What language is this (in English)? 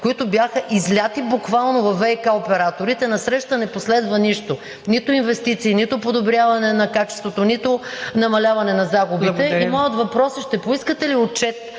Bulgarian